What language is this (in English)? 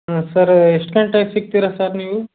Kannada